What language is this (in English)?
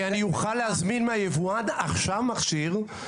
Hebrew